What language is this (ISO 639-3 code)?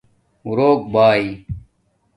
dmk